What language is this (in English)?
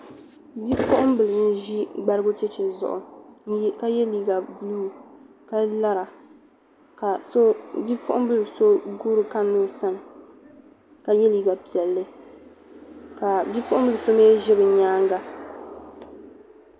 Dagbani